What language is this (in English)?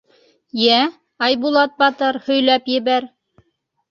Bashkir